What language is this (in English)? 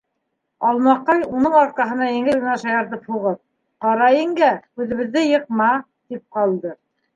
Bashkir